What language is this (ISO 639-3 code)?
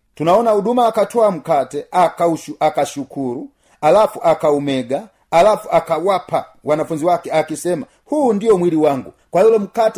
swa